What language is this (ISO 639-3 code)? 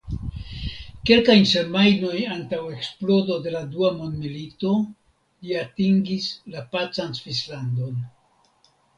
epo